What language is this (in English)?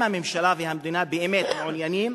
Hebrew